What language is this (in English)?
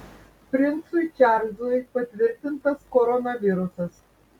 Lithuanian